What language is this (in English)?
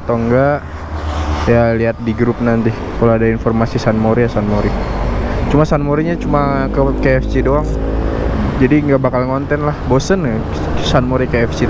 Indonesian